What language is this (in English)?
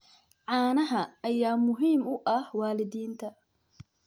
Somali